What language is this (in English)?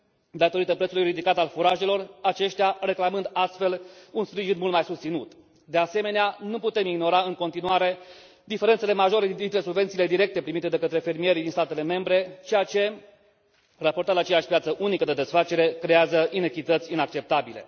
Romanian